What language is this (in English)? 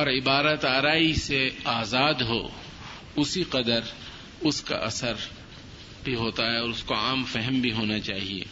Urdu